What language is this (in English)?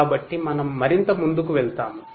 Telugu